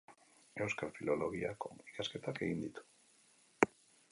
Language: Basque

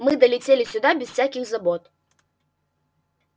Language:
Russian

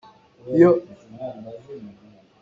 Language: Hakha Chin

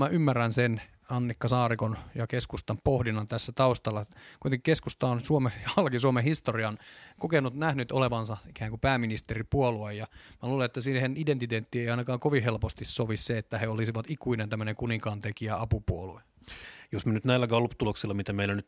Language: Finnish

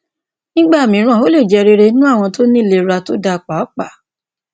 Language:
Yoruba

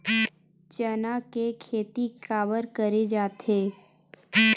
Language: Chhattisgarhi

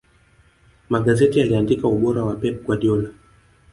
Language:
Swahili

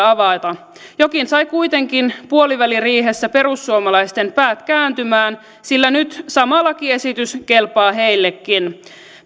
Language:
Finnish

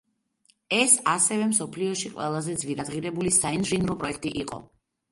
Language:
Georgian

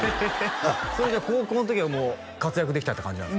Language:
Japanese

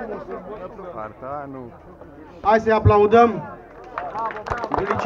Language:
Romanian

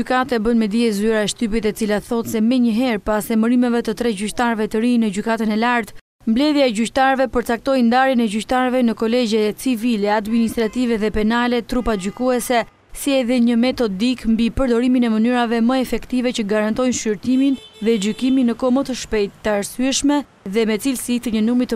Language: Dutch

